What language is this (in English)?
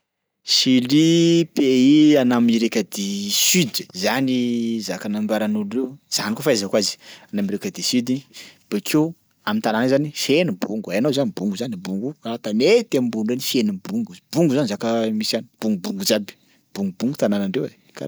Sakalava Malagasy